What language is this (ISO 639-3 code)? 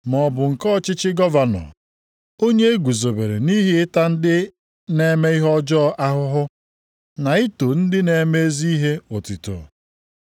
ibo